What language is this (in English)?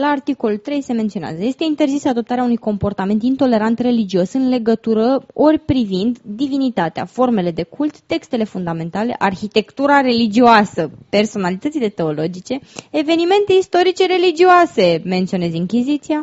Romanian